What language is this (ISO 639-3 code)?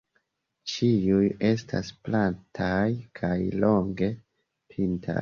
epo